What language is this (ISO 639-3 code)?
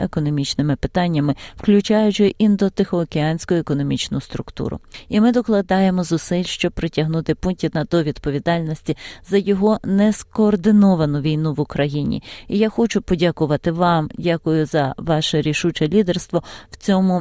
ukr